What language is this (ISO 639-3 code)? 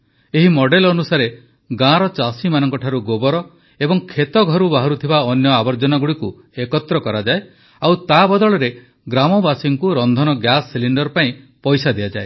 ori